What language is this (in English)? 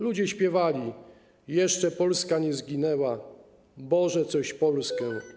Polish